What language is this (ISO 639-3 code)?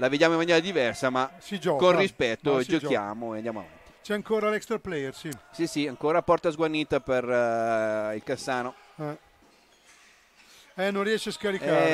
ita